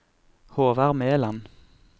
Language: Norwegian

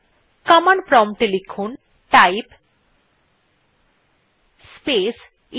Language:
Bangla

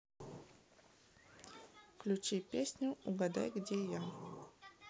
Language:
Russian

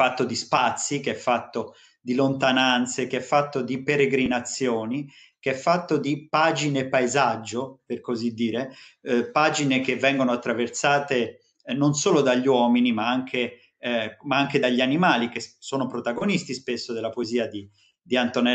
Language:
Italian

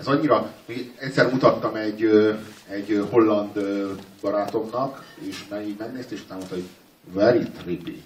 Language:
Hungarian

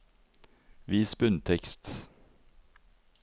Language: Norwegian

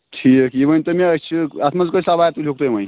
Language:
Kashmiri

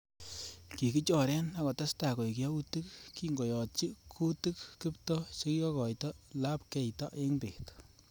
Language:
Kalenjin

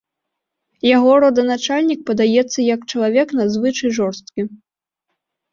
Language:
Belarusian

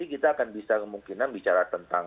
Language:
Indonesian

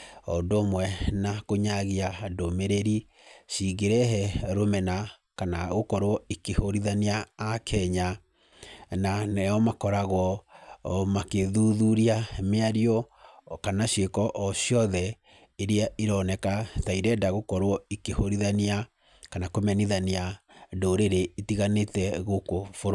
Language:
Kikuyu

